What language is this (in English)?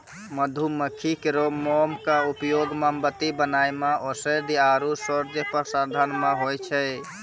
Maithili